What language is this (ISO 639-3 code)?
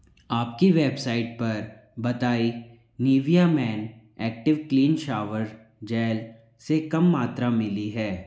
hin